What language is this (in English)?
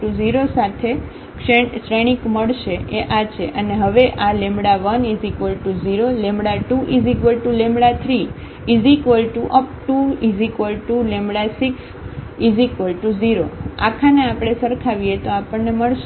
Gujarati